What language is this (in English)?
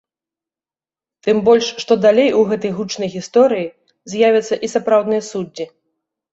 Belarusian